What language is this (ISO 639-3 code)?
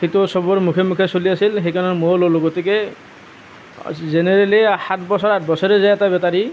asm